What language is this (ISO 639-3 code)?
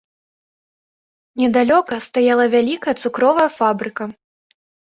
bel